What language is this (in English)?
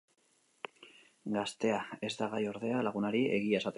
Basque